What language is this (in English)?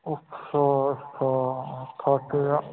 Dogri